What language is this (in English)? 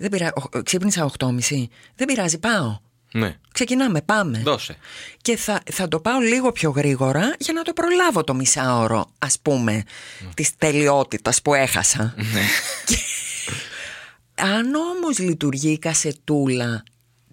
Greek